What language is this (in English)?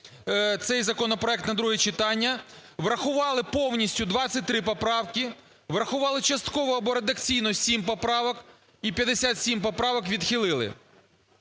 Ukrainian